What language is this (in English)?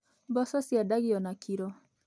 Kikuyu